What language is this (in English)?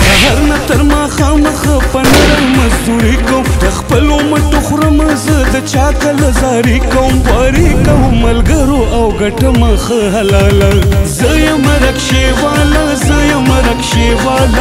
Arabic